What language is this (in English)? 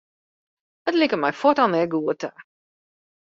Western Frisian